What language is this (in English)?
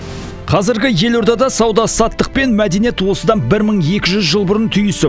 Kazakh